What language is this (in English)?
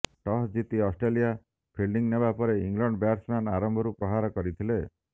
Odia